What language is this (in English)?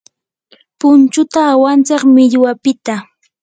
Yanahuanca Pasco Quechua